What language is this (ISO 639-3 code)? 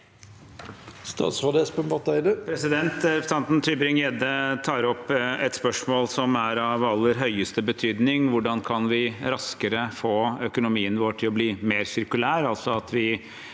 nor